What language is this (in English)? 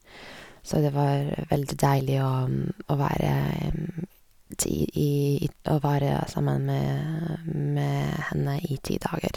Norwegian